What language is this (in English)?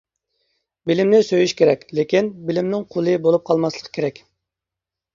Uyghur